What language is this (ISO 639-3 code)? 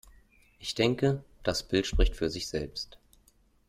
deu